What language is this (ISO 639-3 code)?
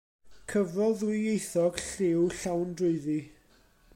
cym